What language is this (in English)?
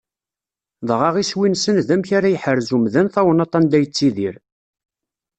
Kabyle